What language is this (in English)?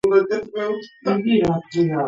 Georgian